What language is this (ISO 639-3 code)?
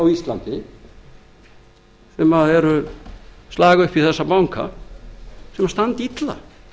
isl